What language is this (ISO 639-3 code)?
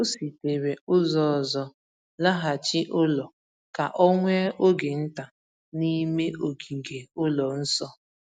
ibo